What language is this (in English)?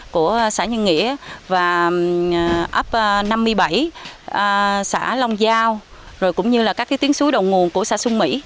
Vietnamese